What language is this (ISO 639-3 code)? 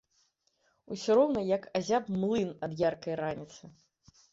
bel